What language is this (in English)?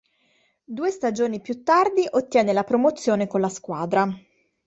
Italian